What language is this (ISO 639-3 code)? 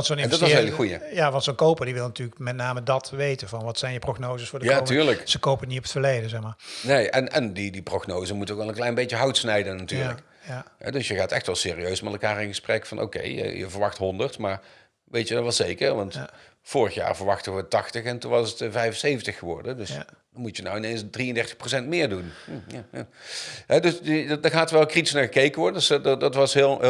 nld